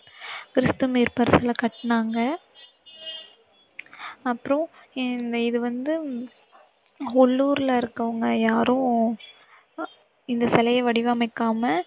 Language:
Tamil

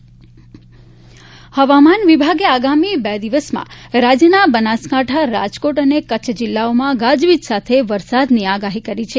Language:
Gujarati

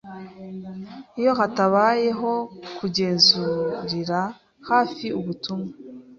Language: Kinyarwanda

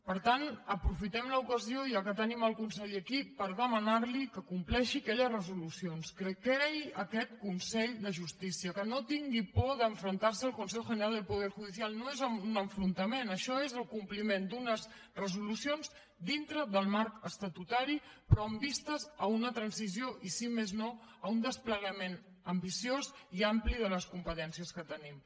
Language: Catalan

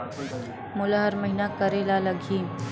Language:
Chhattisgarhi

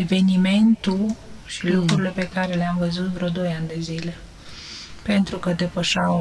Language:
Romanian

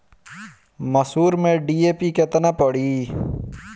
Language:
Bhojpuri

